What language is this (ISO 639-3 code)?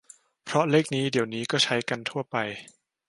tha